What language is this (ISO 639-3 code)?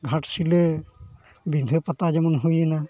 sat